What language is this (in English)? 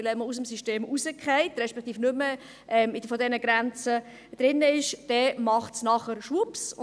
Swiss German